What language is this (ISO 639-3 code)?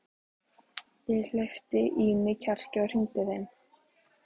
isl